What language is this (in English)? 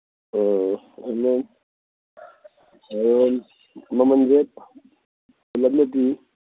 Manipuri